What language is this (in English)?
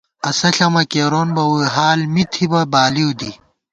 Gawar-Bati